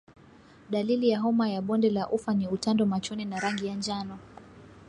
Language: Swahili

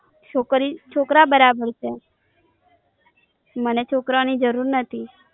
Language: Gujarati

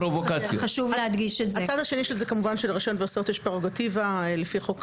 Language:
Hebrew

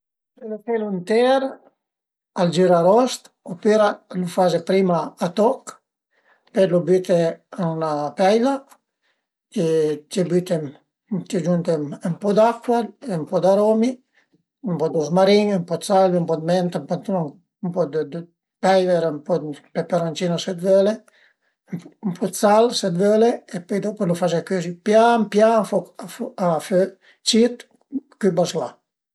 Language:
Piedmontese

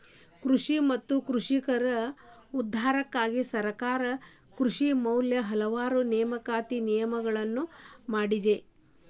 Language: Kannada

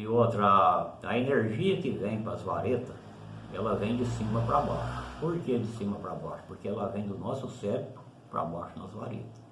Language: Portuguese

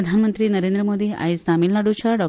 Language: Konkani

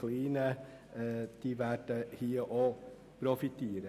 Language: Swiss German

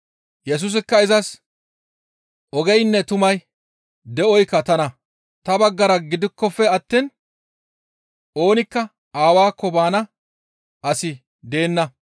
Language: Gamo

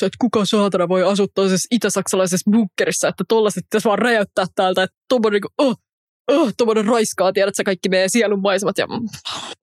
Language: Finnish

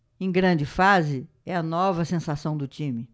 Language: Portuguese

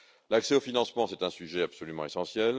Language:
French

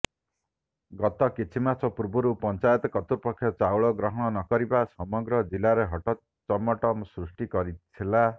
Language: Odia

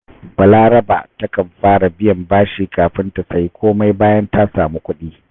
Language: Hausa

